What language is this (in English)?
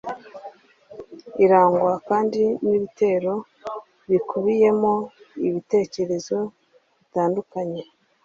Kinyarwanda